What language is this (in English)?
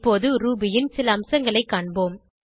Tamil